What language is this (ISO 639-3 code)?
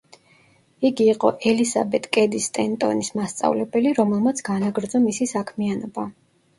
kat